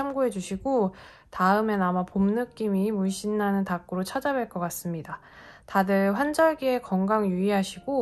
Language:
Korean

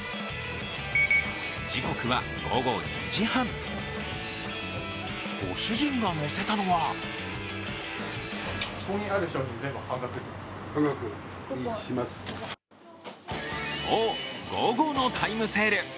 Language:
Japanese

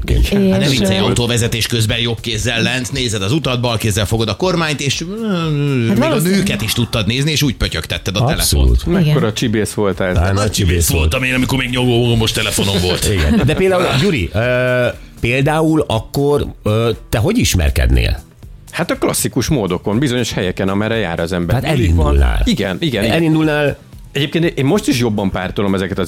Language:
Hungarian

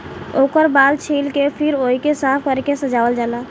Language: Bhojpuri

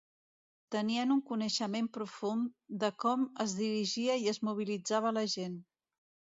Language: Catalan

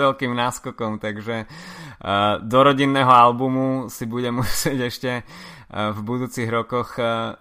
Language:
Slovak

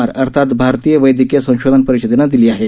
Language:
Marathi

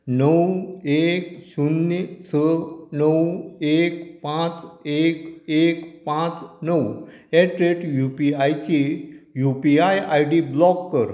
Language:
Konkani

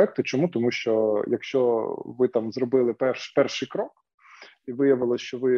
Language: Ukrainian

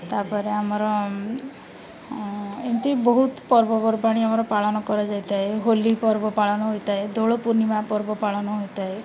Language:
Odia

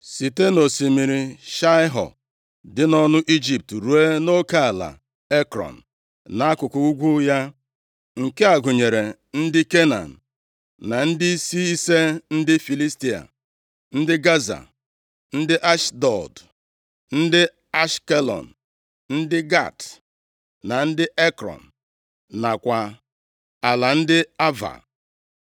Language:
Igbo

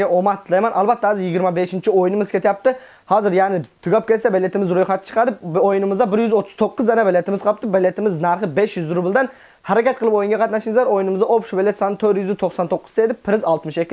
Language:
Turkish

